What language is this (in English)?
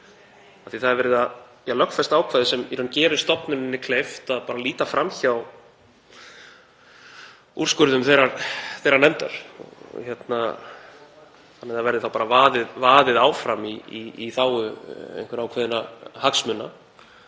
Icelandic